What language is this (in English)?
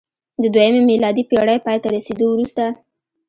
Pashto